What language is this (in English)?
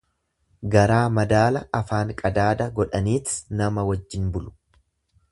Oromo